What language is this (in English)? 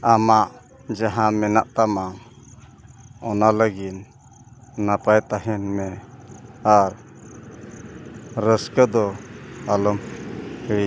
Santali